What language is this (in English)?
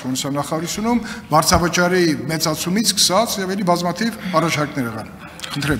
Turkish